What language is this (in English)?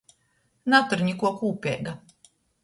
Latgalian